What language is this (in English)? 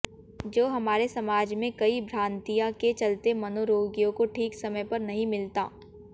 Hindi